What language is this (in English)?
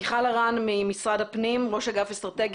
Hebrew